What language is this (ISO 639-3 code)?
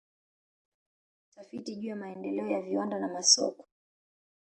swa